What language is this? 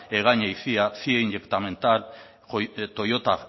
Basque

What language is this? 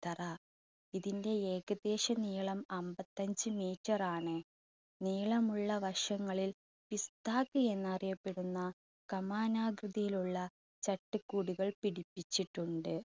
Malayalam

